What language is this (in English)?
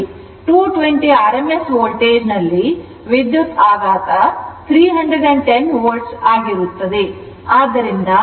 Kannada